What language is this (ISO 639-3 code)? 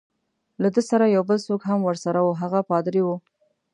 pus